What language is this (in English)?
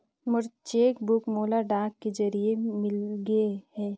Chhattisgarhi